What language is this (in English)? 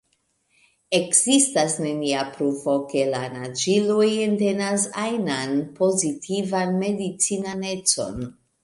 Esperanto